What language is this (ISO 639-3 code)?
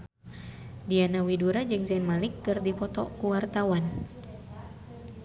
sun